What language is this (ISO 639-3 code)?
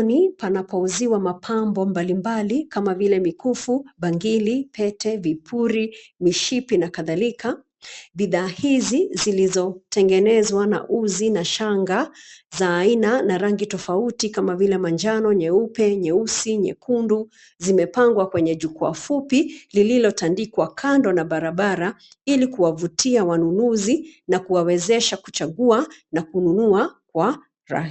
swa